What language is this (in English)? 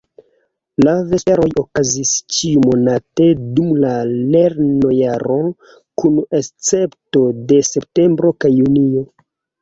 Esperanto